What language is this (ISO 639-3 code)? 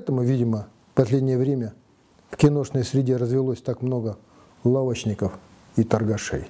rus